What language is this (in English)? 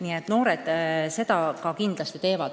Estonian